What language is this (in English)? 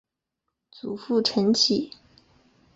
Chinese